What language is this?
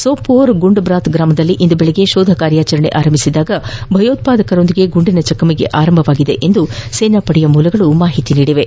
Kannada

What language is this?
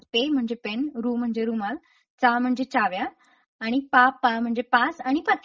Marathi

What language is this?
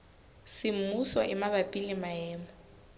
Southern Sotho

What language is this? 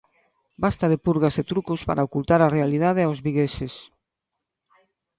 Galician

